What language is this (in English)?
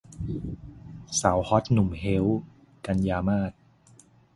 Thai